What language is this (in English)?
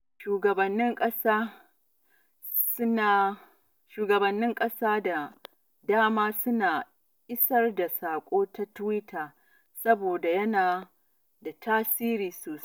Hausa